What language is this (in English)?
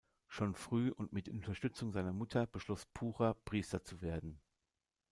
German